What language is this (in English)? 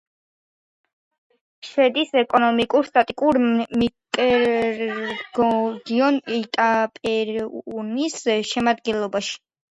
Georgian